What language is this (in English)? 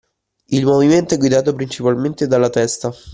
Italian